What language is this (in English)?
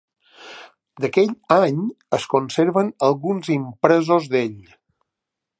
Catalan